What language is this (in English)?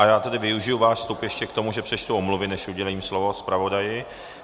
Czech